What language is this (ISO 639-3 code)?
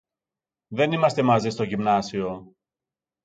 ell